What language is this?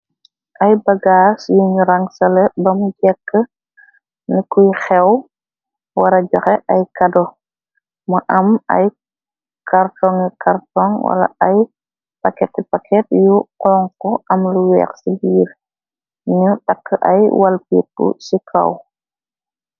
Wolof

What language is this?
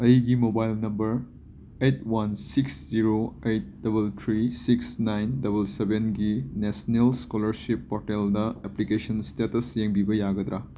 Manipuri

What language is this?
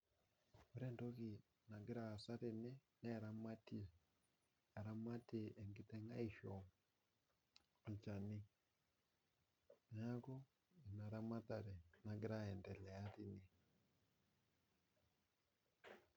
Masai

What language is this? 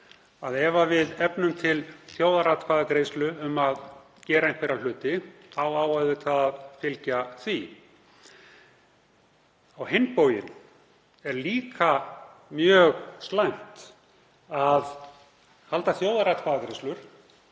Icelandic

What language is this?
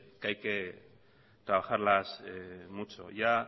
Spanish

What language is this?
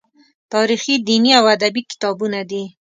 Pashto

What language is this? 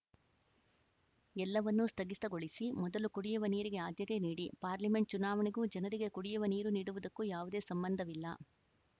Kannada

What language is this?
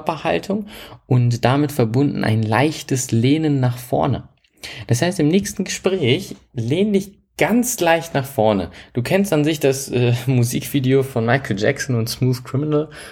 German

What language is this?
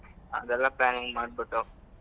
Kannada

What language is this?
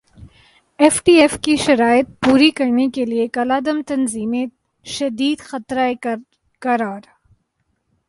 Urdu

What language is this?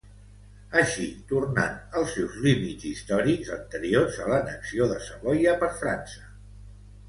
Catalan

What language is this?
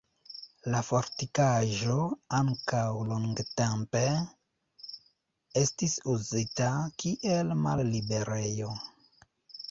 Esperanto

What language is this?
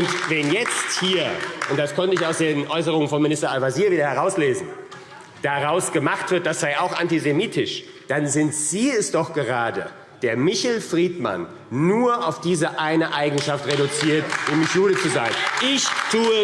German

